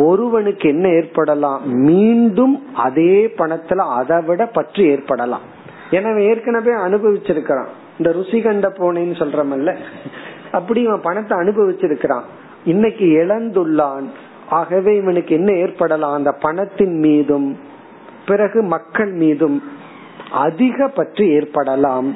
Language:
Tamil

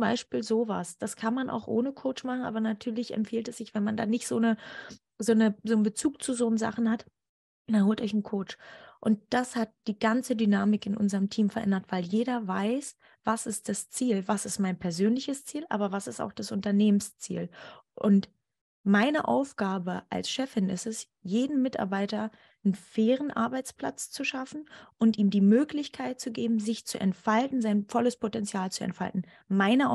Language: German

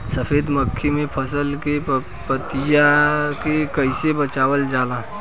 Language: Bhojpuri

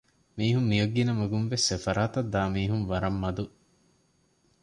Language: Divehi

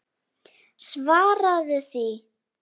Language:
Icelandic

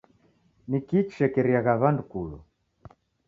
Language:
Taita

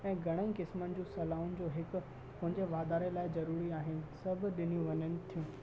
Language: Sindhi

